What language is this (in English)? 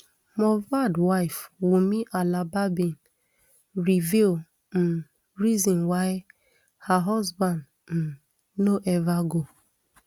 Nigerian Pidgin